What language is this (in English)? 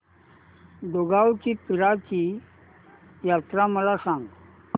Marathi